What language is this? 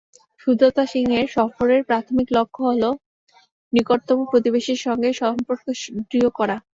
Bangla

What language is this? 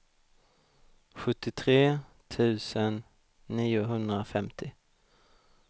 Swedish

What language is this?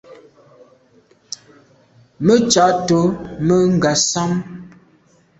Medumba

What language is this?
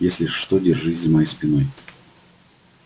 Russian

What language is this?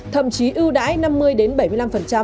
Vietnamese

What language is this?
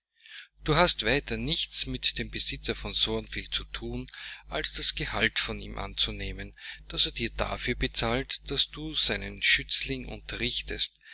German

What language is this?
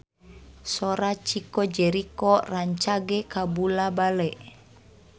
Sundanese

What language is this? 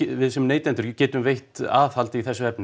Icelandic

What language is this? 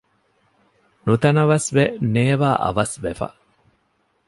Divehi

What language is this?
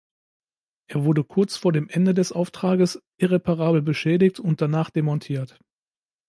German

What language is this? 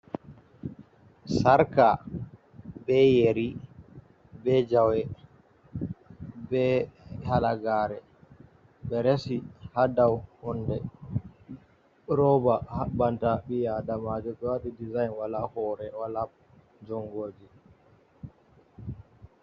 Fula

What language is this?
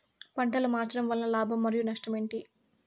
Telugu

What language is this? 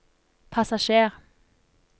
Norwegian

